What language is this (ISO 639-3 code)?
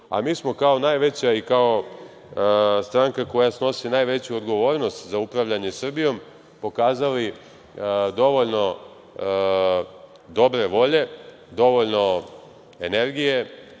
srp